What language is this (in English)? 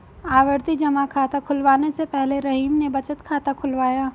Hindi